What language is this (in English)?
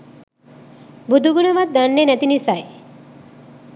Sinhala